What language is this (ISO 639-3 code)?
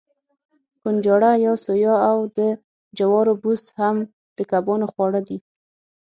pus